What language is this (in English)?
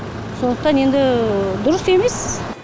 Kazakh